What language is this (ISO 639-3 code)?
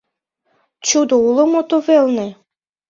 chm